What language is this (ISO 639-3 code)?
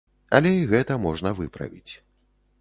bel